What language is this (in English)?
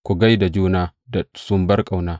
Hausa